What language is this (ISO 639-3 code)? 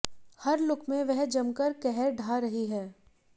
hin